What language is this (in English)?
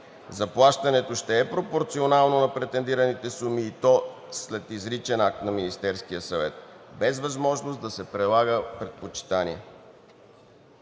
Bulgarian